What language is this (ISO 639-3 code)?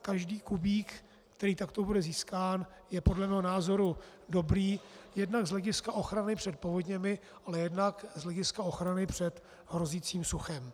ces